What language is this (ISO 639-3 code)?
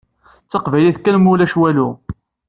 kab